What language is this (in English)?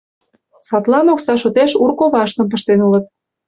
Mari